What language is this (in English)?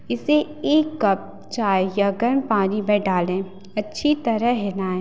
Hindi